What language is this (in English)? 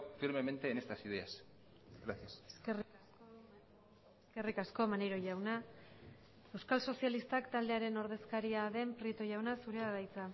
Basque